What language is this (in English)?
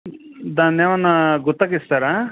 Telugu